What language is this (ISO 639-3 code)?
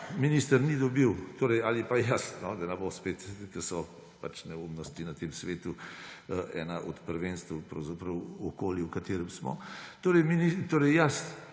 slv